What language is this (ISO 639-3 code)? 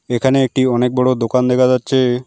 ben